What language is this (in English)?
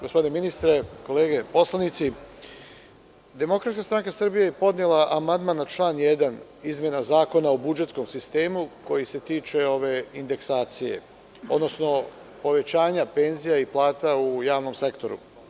Serbian